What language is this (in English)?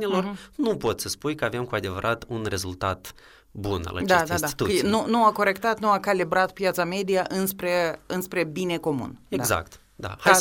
Romanian